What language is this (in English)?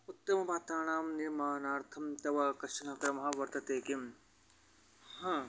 Sanskrit